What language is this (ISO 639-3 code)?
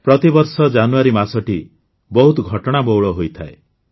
ori